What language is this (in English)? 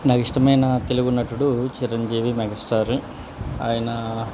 Telugu